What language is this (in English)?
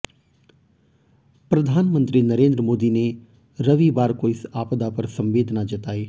Hindi